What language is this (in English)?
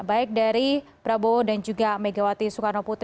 Indonesian